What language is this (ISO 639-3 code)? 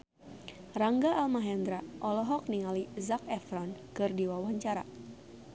sun